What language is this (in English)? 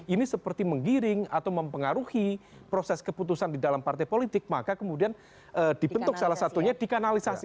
Indonesian